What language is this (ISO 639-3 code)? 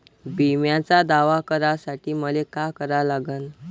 mar